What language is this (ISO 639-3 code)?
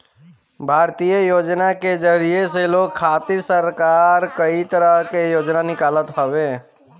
bho